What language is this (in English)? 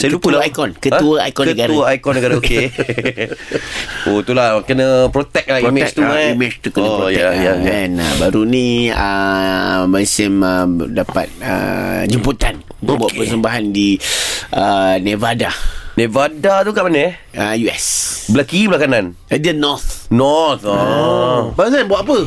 Malay